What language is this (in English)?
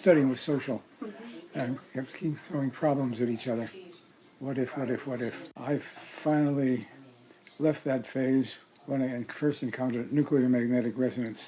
English